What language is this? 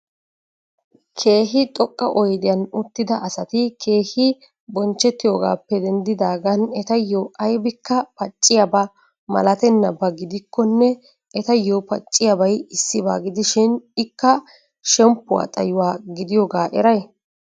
Wolaytta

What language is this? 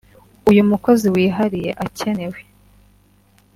Kinyarwanda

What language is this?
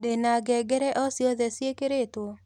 Kikuyu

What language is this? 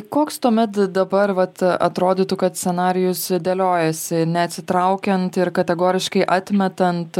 Lithuanian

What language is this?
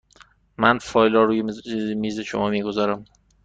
Persian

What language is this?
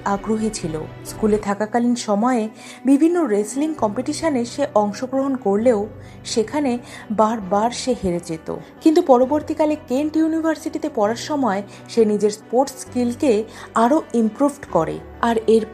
Bangla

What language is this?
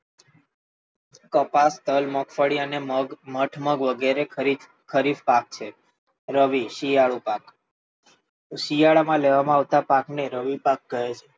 Gujarati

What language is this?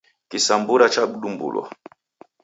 Taita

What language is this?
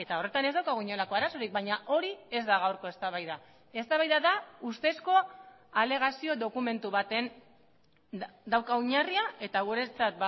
Basque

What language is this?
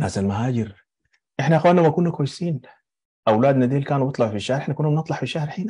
Arabic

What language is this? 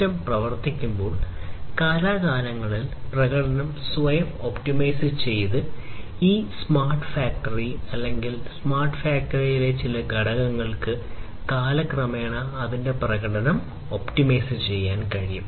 Malayalam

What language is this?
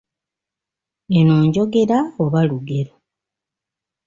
Ganda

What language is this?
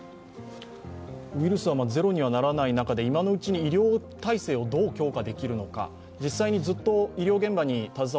Japanese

